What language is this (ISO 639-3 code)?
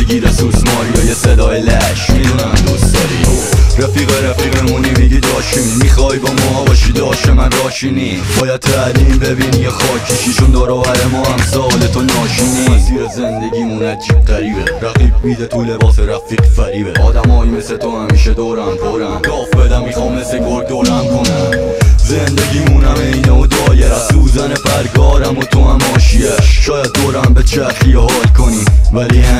fas